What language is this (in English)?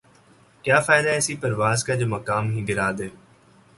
Urdu